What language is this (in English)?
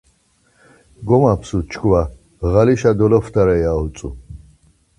Laz